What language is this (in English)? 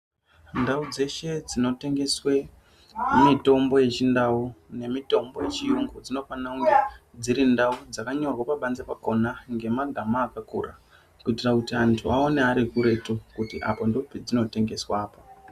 Ndau